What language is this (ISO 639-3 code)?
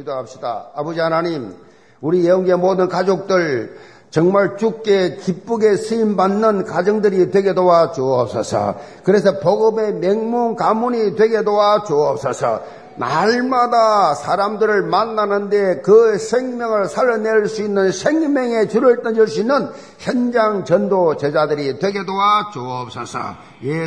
kor